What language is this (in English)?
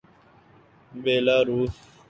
Urdu